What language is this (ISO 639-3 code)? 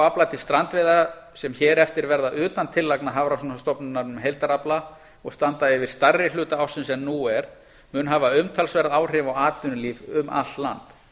isl